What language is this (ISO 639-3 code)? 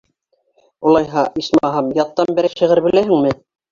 bak